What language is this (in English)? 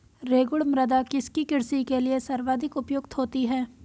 Hindi